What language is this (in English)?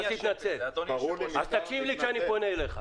Hebrew